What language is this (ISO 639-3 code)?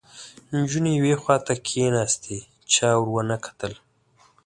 pus